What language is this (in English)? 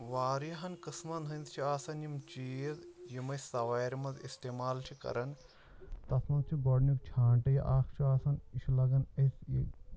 Kashmiri